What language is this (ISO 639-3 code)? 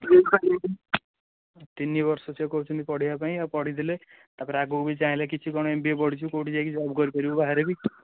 ori